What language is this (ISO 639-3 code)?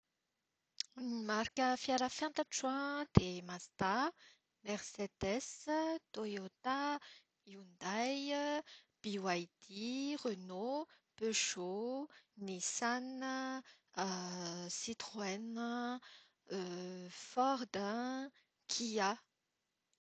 mlg